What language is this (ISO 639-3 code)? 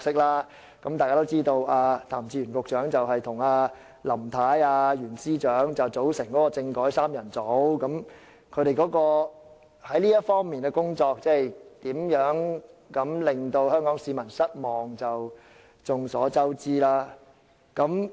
yue